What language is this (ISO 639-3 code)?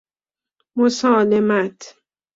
fas